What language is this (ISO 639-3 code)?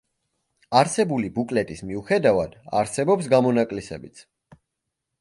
kat